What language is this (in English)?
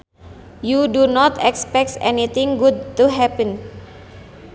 Sundanese